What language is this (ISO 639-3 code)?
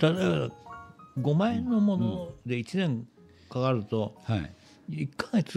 jpn